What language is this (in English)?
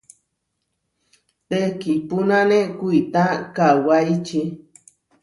Huarijio